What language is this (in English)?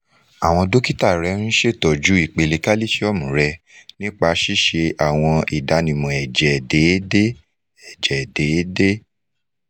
Yoruba